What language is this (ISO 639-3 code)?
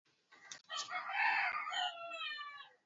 swa